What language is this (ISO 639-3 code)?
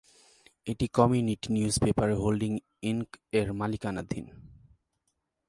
ben